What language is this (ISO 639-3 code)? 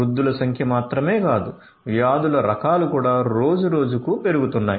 tel